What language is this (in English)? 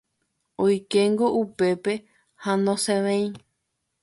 Guarani